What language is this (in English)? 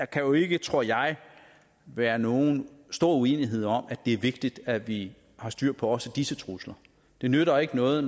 Danish